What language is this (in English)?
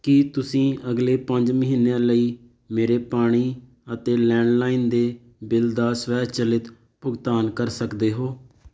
Punjabi